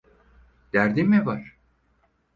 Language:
Turkish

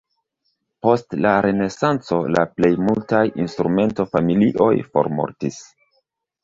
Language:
Esperanto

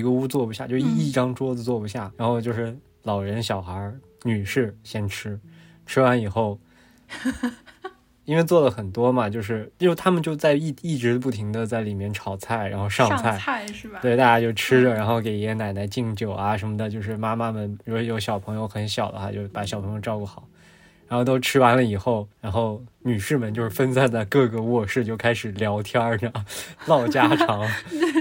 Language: Chinese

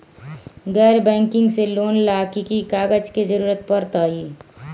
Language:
Magahi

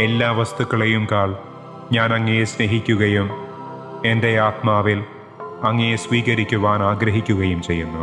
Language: Malayalam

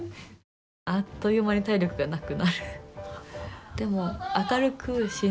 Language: Japanese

